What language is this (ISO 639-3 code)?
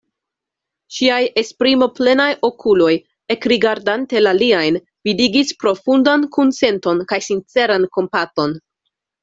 epo